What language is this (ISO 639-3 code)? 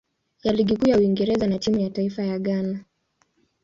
swa